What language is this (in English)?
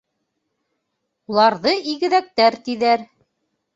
Bashkir